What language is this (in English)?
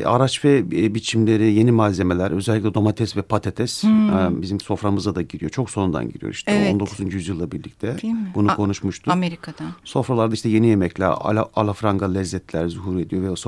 Turkish